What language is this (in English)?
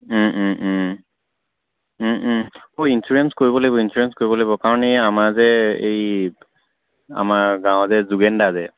Assamese